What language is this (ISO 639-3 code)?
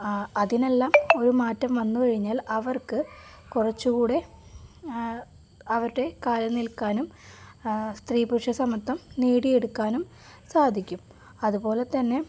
mal